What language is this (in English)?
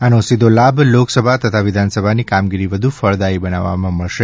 Gujarati